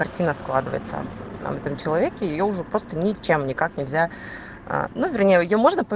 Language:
Russian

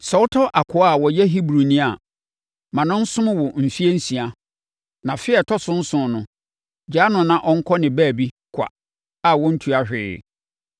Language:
Akan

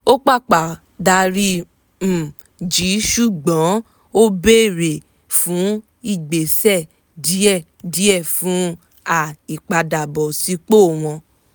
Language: Yoruba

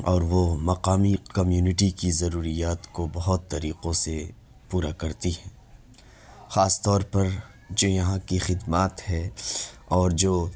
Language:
Urdu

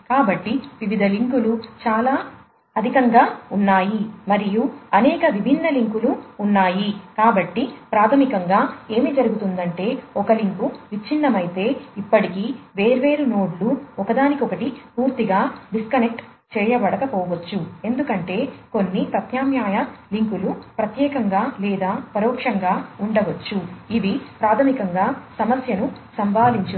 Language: Telugu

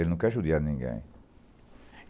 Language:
Portuguese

